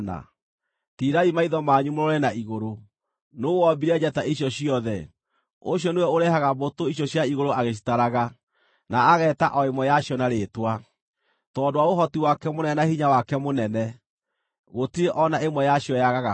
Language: Kikuyu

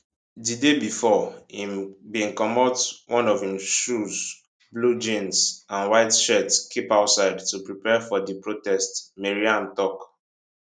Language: Nigerian Pidgin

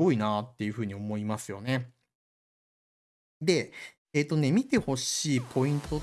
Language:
Japanese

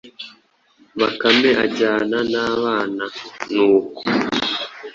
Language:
Kinyarwanda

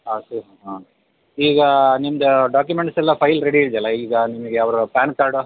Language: Kannada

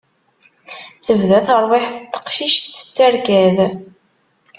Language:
Kabyle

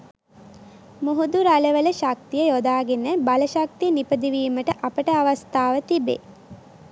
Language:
Sinhala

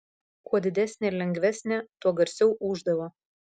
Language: Lithuanian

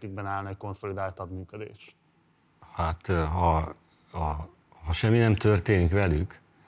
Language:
Hungarian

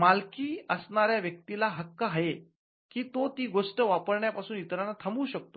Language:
Marathi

